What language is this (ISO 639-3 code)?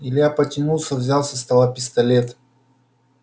rus